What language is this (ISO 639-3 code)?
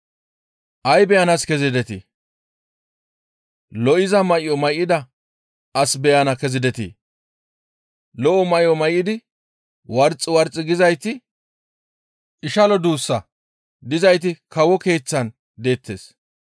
gmv